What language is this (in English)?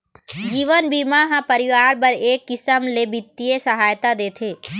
Chhattisgarhi